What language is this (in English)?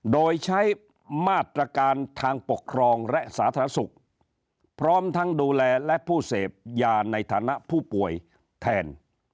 Thai